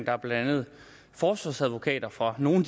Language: Danish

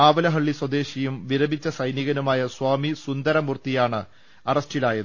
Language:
Malayalam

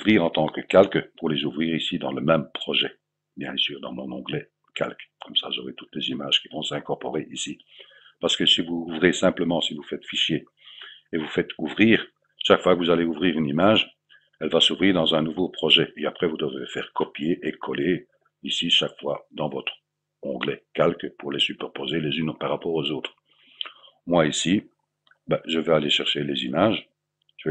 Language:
French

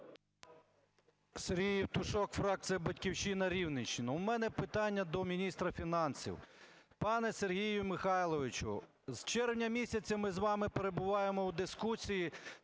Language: Ukrainian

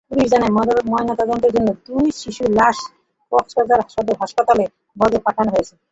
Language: Bangla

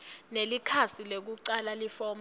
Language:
Swati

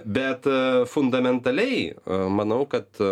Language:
Lithuanian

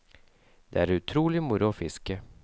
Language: Norwegian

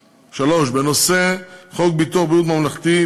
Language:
Hebrew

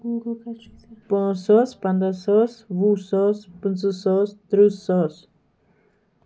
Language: Kashmiri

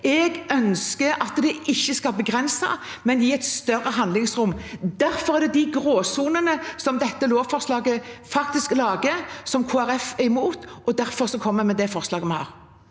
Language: Norwegian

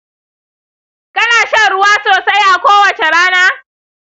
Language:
Hausa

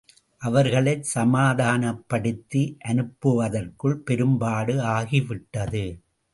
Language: Tamil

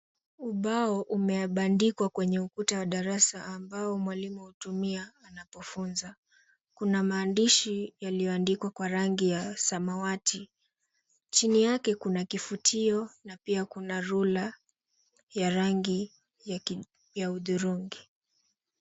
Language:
Swahili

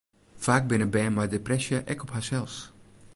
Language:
Western Frisian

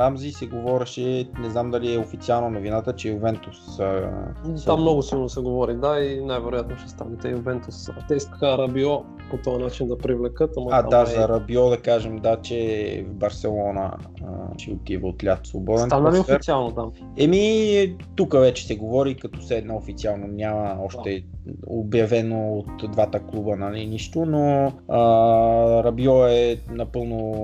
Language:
Bulgarian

